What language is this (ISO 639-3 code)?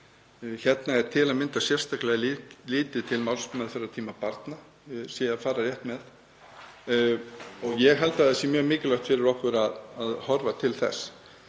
isl